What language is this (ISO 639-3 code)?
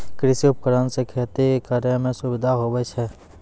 mai